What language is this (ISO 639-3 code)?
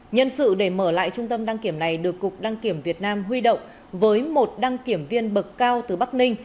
vie